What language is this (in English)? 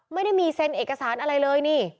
Thai